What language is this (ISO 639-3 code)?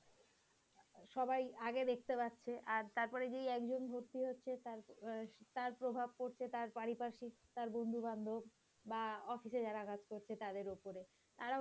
ben